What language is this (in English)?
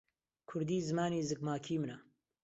Central Kurdish